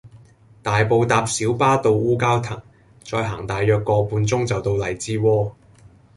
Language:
Cantonese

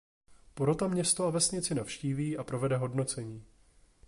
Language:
Czech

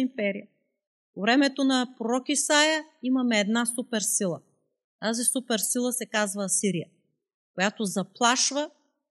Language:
Bulgarian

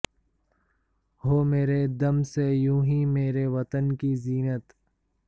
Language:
Urdu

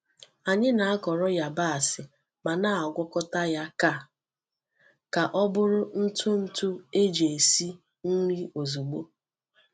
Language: Igbo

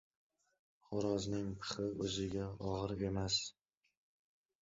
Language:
Uzbek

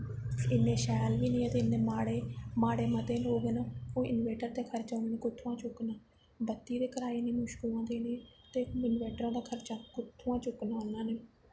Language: Dogri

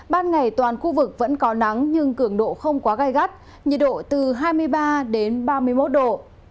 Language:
Vietnamese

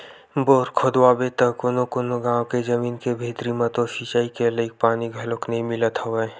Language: Chhattisgarhi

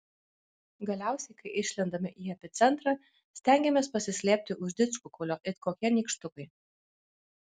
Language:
Lithuanian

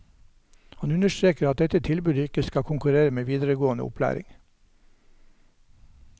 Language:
Norwegian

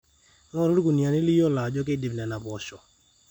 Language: Masai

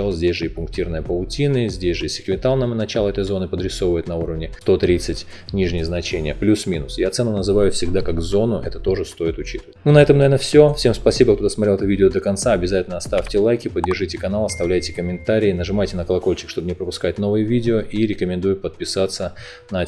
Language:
Russian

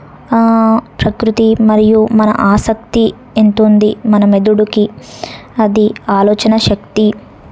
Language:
Telugu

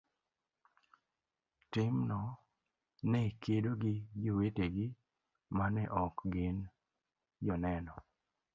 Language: Luo (Kenya and Tanzania)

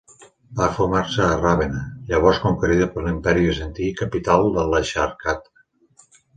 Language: Catalan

